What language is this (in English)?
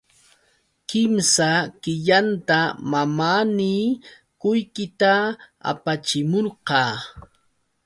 Yauyos Quechua